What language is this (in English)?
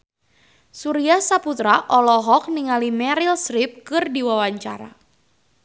Sundanese